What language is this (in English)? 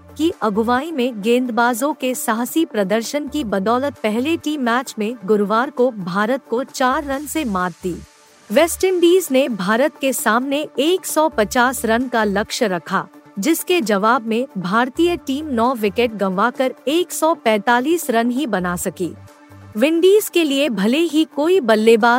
Hindi